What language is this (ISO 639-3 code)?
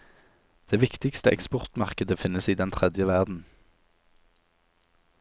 nor